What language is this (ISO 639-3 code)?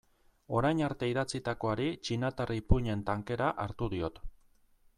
eus